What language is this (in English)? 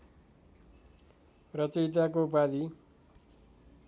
Nepali